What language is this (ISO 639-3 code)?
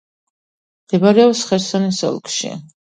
kat